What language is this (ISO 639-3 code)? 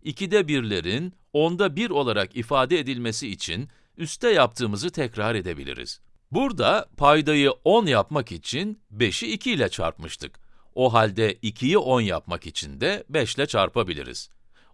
tur